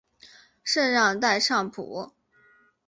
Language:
Chinese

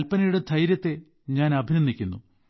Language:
Malayalam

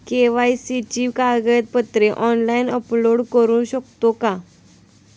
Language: Marathi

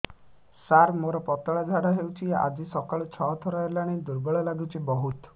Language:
Odia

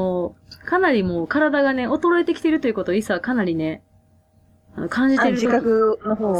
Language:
Japanese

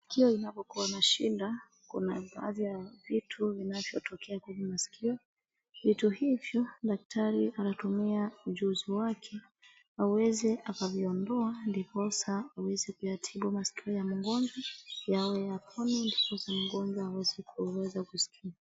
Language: Swahili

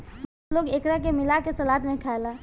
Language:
Bhojpuri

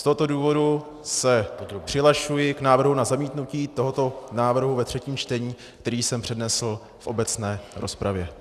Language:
Czech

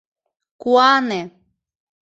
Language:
Mari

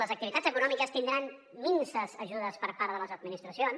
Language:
Catalan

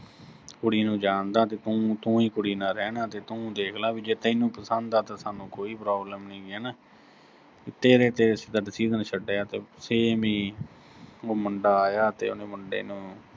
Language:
Punjabi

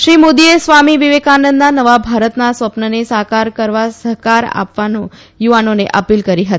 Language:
Gujarati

